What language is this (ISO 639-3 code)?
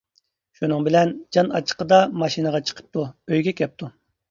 uig